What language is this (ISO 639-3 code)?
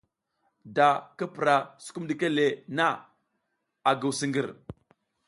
giz